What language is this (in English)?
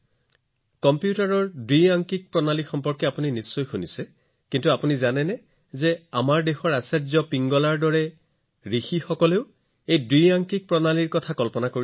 Assamese